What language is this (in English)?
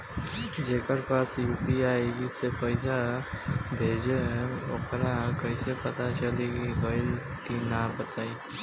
Bhojpuri